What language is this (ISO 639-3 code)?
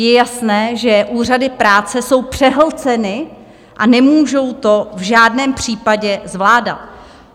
ces